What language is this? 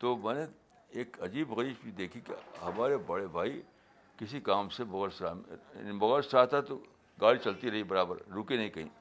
Urdu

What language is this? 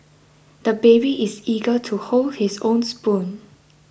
English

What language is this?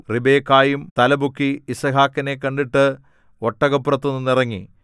Malayalam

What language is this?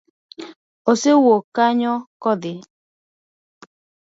Luo (Kenya and Tanzania)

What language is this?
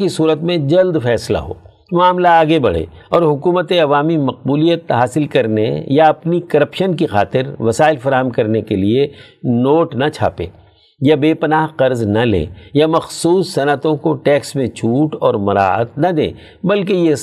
Urdu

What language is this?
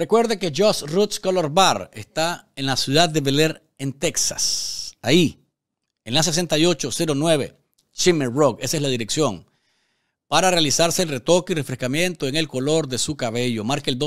Spanish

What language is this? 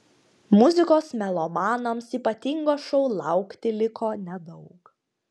Lithuanian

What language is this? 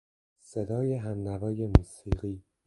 Persian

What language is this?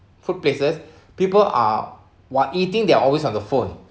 English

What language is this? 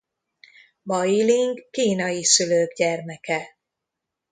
Hungarian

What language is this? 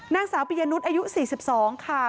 Thai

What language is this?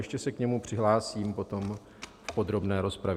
Czech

